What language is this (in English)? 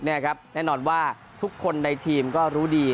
Thai